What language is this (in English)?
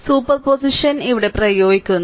Malayalam